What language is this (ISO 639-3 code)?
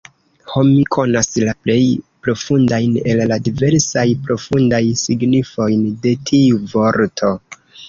epo